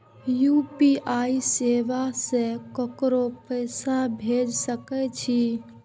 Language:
Maithili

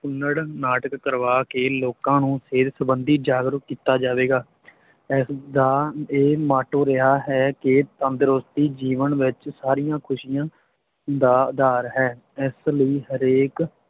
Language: Punjabi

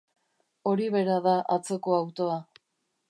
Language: Basque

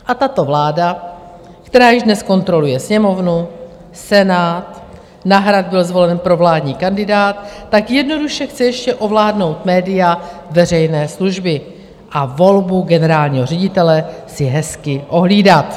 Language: Czech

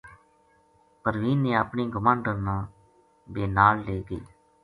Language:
Gujari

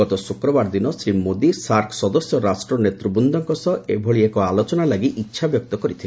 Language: Odia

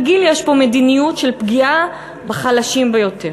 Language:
Hebrew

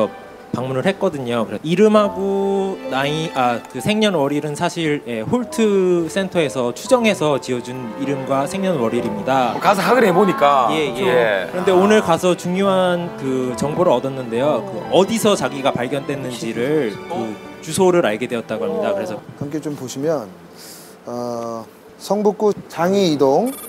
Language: Korean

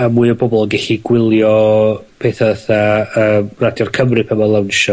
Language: Welsh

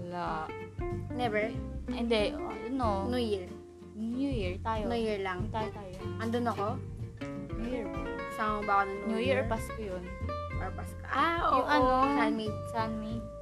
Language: Filipino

